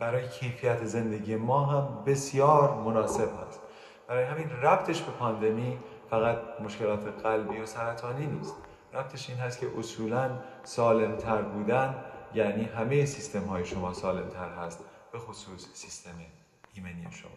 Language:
Persian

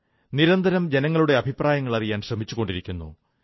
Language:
Malayalam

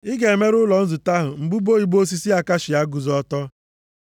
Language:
Igbo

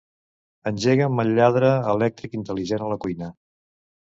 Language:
Catalan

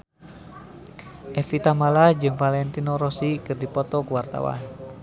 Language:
Sundanese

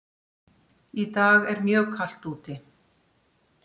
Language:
Icelandic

